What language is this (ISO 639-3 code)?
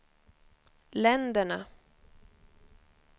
swe